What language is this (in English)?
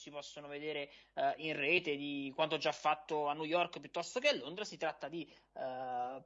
Italian